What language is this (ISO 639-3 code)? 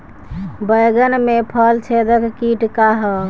bho